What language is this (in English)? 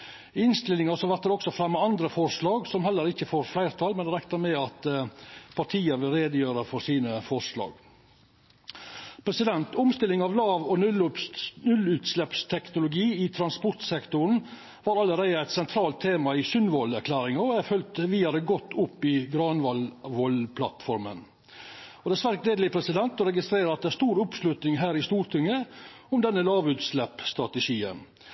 Norwegian Nynorsk